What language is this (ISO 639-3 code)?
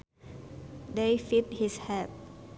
sun